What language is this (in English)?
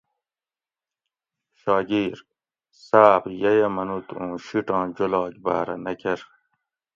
Gawri